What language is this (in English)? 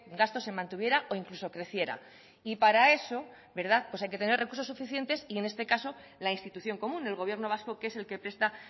Spanish